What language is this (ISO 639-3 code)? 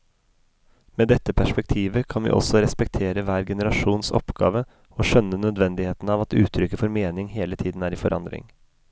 nor